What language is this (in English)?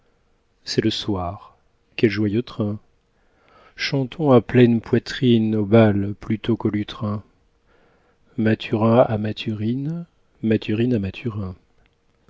French